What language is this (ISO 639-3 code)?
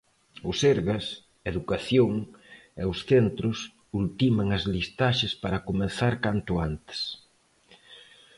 glg